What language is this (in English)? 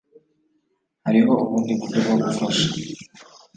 Kinyarwanda